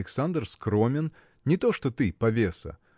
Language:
Russian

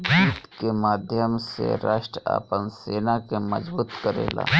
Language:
Bhojpuri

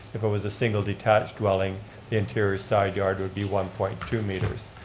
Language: English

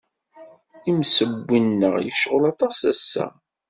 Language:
Kabyle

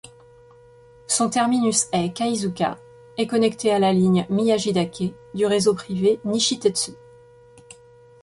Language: French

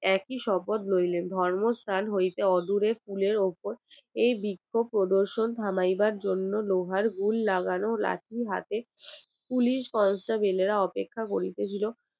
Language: Bangla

